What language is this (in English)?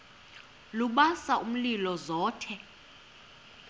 Xhosa